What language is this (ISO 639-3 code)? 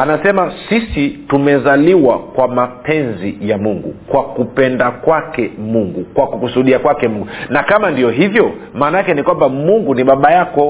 swa